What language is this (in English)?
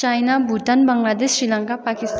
Nepali